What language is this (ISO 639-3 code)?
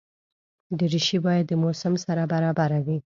pus